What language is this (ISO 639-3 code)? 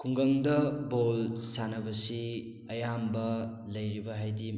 mni